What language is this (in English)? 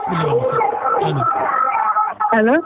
Fula